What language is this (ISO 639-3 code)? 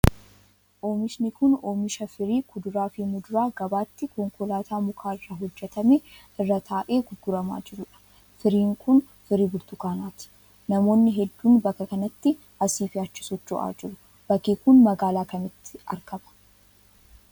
orm